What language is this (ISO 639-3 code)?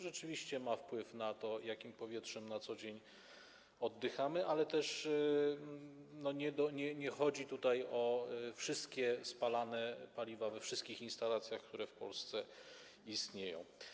pol